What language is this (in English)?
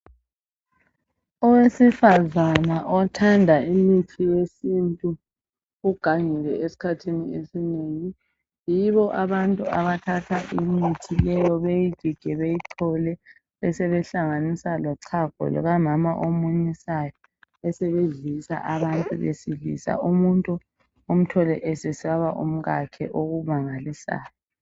North Ndebele